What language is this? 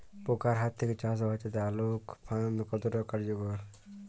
Bangla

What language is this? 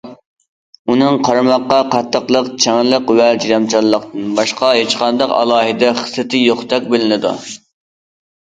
Uyghur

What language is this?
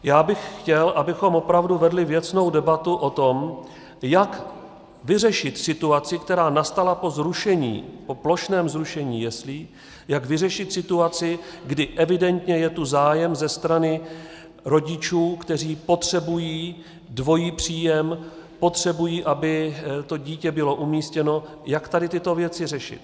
Czech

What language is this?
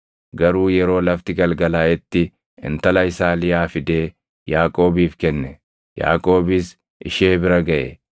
Oromo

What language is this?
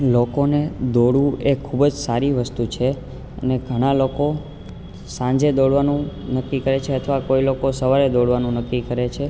Gujarati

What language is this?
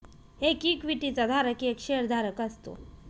Marathi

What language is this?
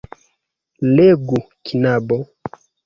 Esperanto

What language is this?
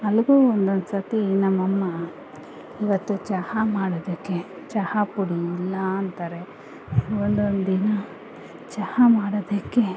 Kannada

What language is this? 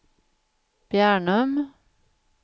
Swedish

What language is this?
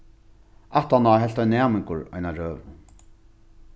Faroese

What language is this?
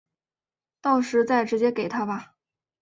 Chinese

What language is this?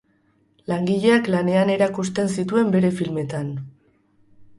Basque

